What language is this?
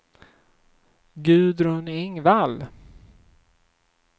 Swedish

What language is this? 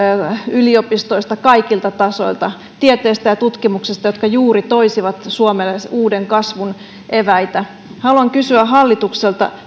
Finnish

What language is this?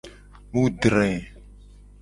Gen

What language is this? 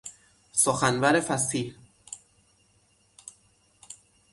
Persian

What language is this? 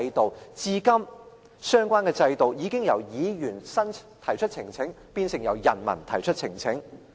Cantonese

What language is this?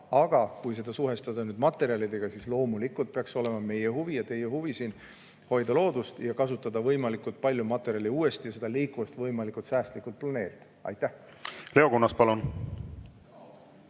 Estonian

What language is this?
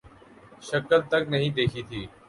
Urdu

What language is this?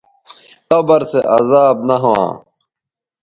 Bateri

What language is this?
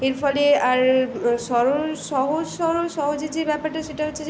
Bangla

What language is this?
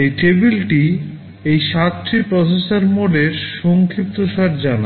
Bangla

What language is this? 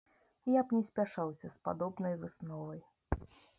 Belarusian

